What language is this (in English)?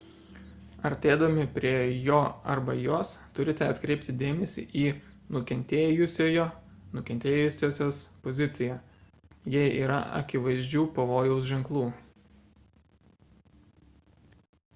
Lithuanian